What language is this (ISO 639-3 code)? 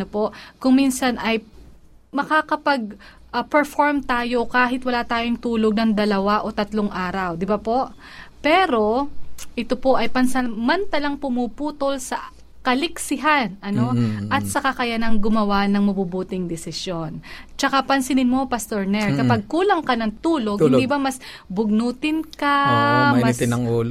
fil